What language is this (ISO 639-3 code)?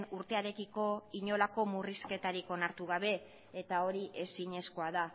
eus